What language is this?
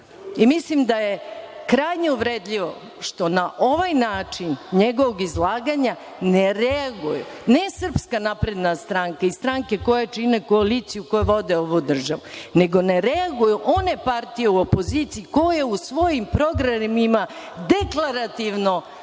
Serbian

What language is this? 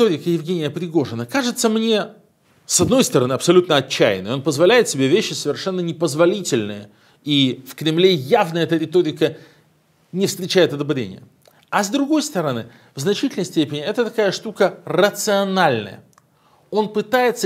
Russian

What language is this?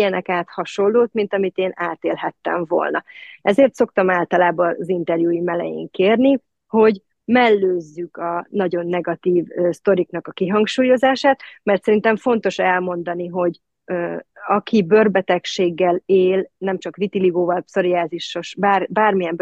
Hungarian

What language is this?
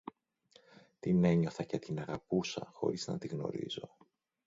Greek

